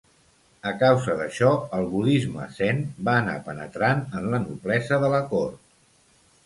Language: Catalan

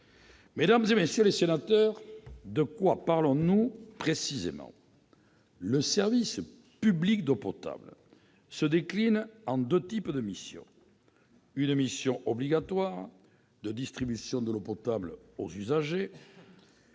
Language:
French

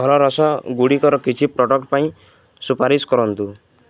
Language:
Odia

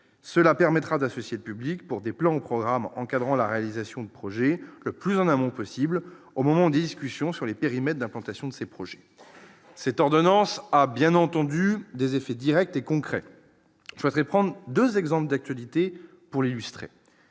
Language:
French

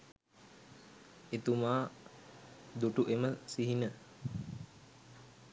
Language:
Sinhala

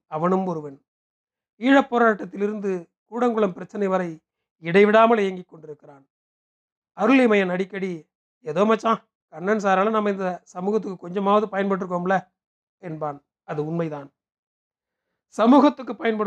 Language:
Tamil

